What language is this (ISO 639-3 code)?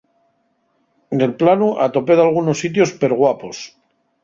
ast